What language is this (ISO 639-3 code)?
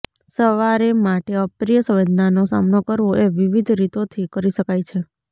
guj